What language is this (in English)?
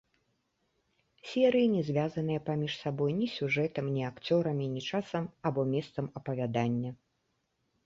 Belarusian